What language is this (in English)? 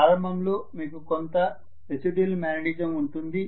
Telugu